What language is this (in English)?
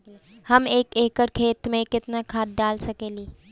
Bhojpuri